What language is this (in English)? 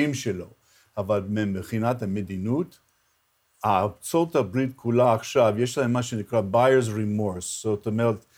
Hebrew